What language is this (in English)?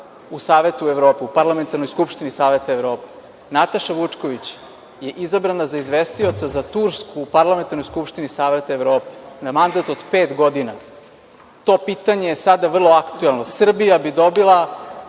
Serbian